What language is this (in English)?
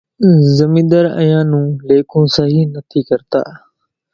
Kachi Koli